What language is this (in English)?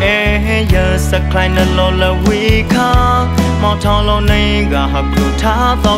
Thai